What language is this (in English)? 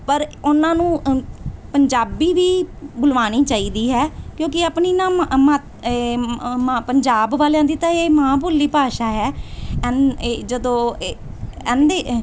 Punjabi